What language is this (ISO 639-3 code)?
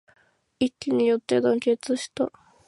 jpn